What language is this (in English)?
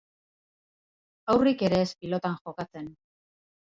Basque